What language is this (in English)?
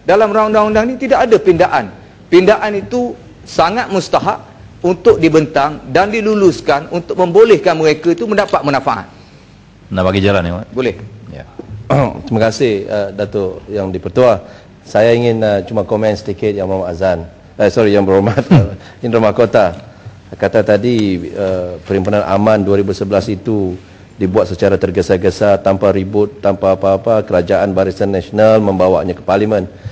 Malay